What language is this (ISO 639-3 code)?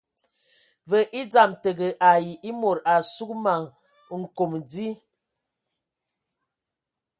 ewo